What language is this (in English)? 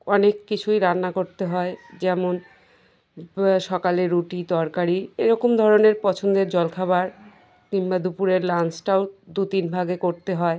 Bangla